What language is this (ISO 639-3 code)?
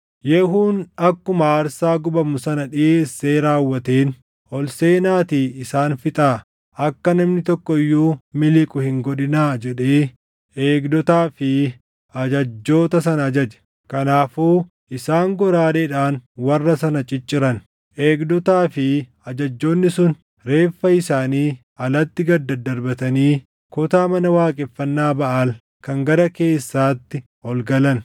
orm